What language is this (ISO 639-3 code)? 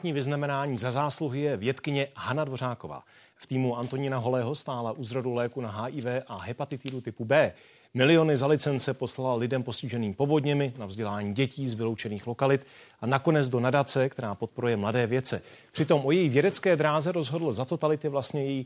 ces